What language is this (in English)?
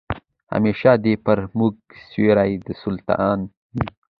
Pashto